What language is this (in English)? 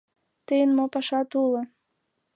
Mari